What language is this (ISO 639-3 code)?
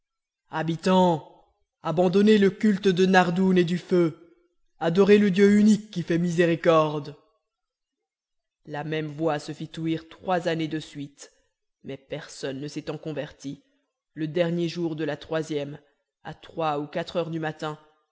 fra